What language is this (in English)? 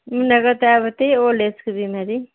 Nepali